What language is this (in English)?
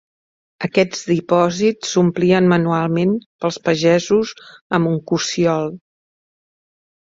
Catalan